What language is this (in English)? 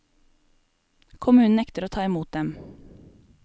Norwegian